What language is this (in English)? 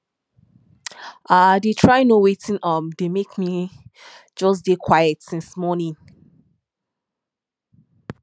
Nigerian Pidgin